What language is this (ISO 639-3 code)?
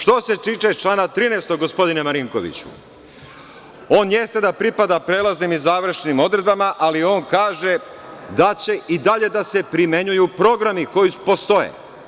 srp